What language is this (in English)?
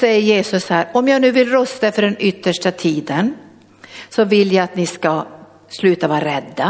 Swedish